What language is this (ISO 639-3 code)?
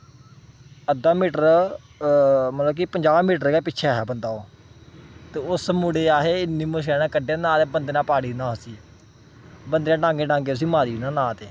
doi